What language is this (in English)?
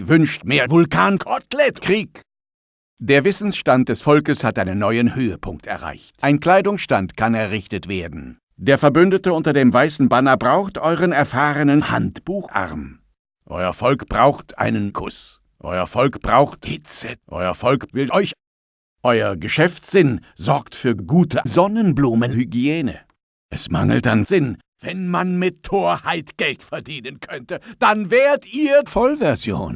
German